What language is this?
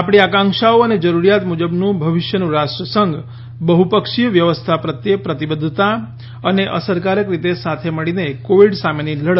Gujarati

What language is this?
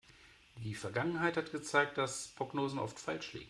German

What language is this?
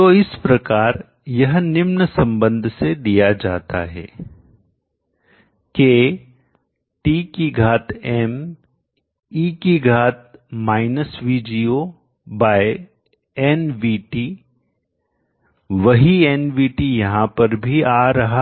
Hindi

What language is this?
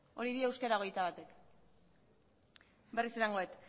Basque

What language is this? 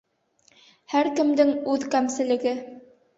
Bashkir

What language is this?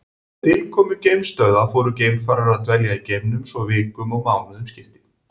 Icelandic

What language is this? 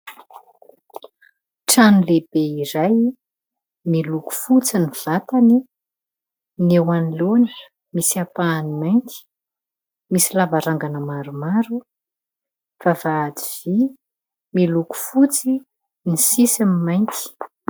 Malagasy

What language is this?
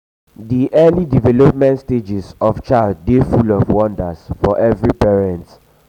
Nigerian Pidgin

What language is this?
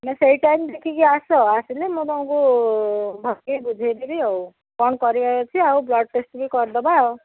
Odia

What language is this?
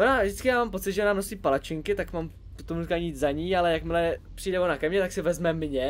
Czech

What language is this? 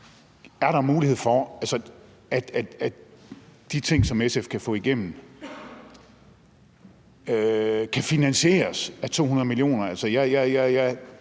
Danish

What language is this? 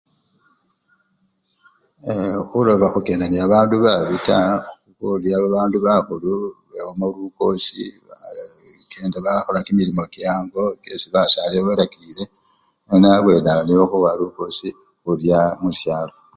Luyia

